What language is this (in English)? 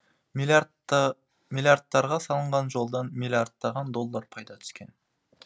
Kazakh